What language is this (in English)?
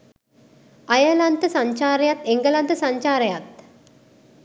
Sinhala